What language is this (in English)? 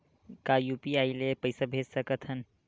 Chhattisgarhi